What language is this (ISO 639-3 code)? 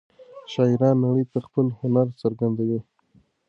pus